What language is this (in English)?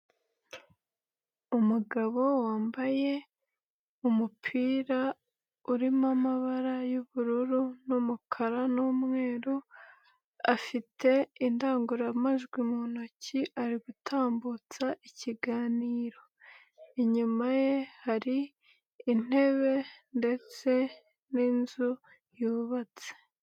Kinyarwanda